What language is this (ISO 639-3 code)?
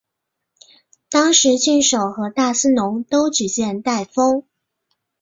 zho